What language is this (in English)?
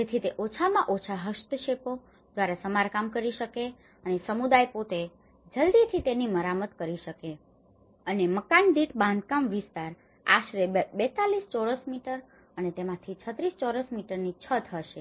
Gujarati